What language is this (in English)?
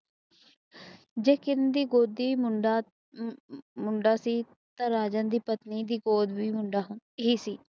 Punjabi